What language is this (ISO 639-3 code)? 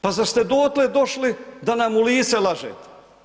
hrv